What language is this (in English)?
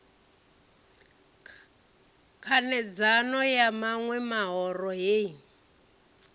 Venda